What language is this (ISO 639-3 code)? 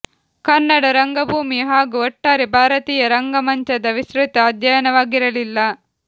kan